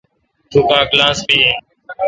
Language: Kalkoti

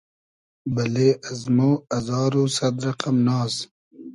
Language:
Hazaragi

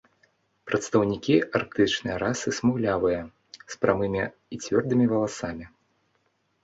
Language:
Belarusian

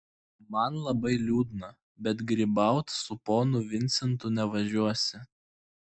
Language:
Lithuanian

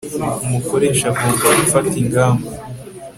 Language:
Kinyarwanda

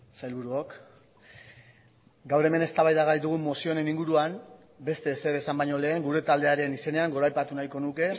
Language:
Basque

